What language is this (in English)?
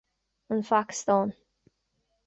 Irish